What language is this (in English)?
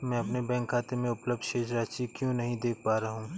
Hindi